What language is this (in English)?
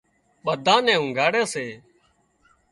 Wadiyara Koli